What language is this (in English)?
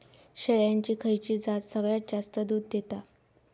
Marathi